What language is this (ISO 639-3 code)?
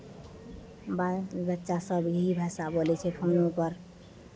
mai